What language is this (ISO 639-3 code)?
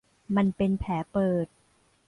tha